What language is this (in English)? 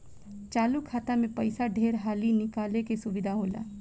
Bhojpuri